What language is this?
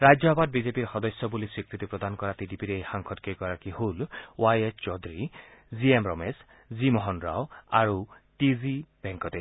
Assamese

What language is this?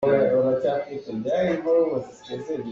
Hakha Chin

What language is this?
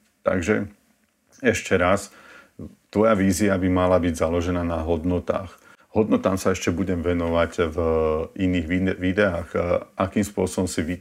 Slovak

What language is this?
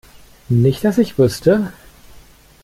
German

